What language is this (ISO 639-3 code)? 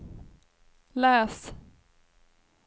swe